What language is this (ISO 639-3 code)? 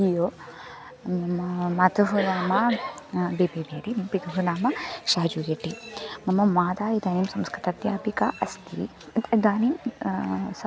san